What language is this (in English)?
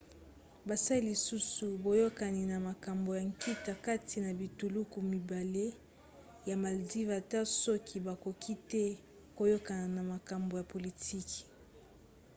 Lingala